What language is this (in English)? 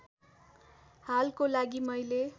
Nepali